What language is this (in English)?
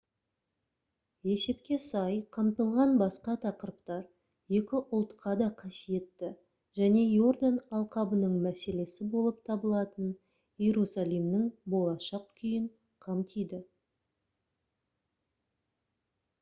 Kazakh